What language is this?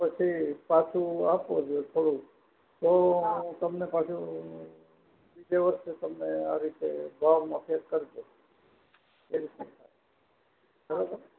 Gujarati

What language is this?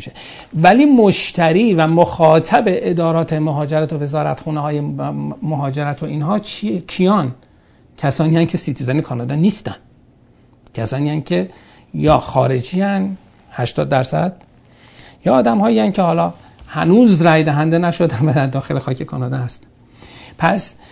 Persian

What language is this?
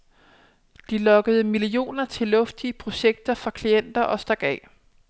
Danish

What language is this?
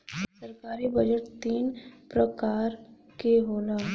Bhojpuri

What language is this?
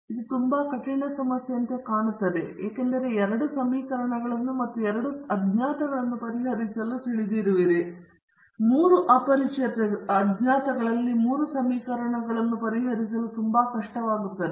Kannada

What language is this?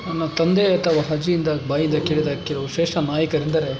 Kannada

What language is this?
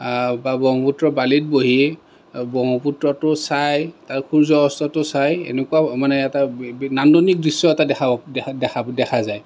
Assamese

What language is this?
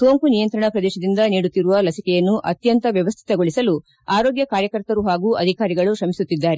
Kannada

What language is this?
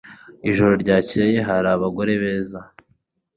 Kinyarwanda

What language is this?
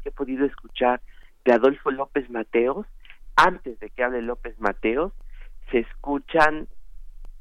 Spanish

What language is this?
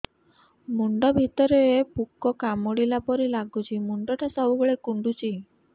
Odia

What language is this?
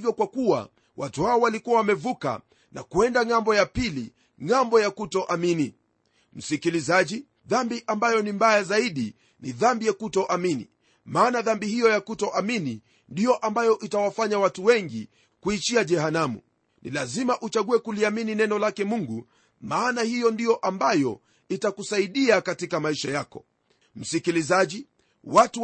Swahili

